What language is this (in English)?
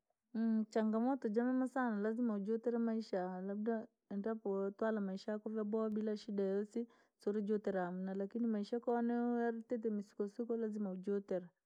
Langi